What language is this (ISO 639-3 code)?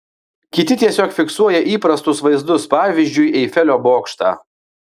lit